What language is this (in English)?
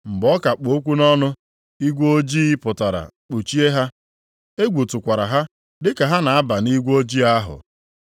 Igbo